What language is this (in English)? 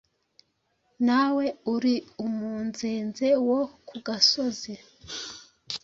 Kinyarwanda